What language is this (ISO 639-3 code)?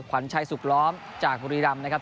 tha